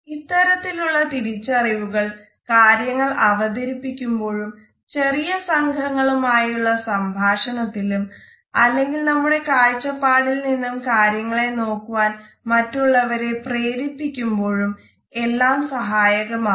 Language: Malayalam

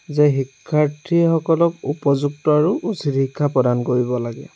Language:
Assamese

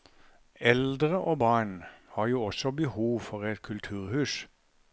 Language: Norwegian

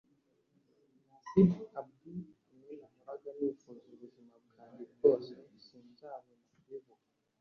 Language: Kinyarwanda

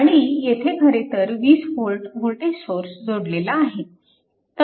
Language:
Marathi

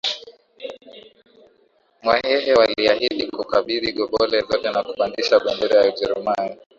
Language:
Swahili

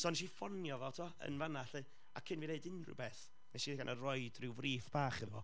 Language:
Welsh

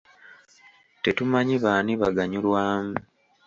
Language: Ganda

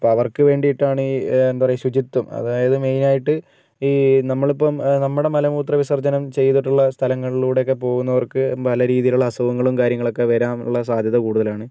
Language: Malayalam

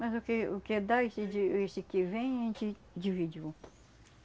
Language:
Portuguese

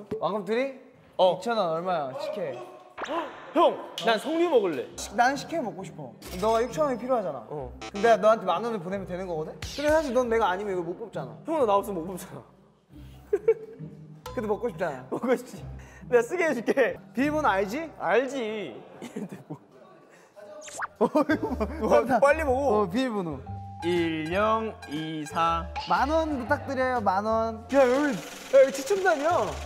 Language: Korean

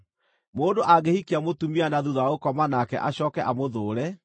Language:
Kikuyu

